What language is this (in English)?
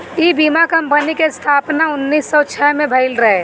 Bhojpuri